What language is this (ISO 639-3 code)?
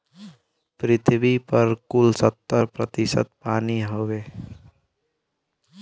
bho